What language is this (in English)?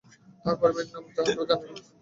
Bangla